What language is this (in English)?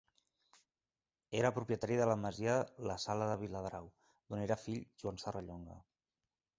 Catalan